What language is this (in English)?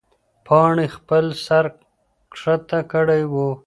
Pashto